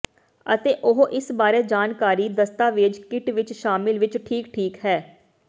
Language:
Punjabi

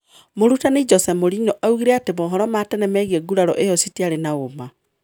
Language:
Kikuyu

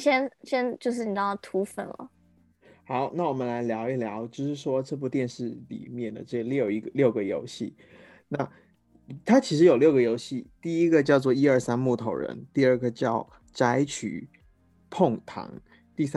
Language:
Chinese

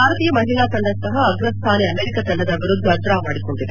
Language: Kannada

